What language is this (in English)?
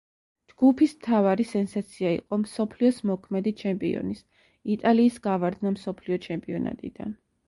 Georgian